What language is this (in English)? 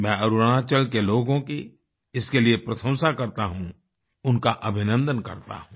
Hindi